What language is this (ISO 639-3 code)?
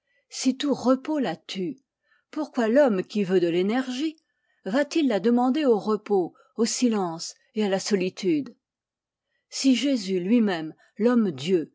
fra